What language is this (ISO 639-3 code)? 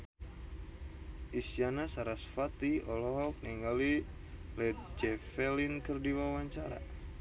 sun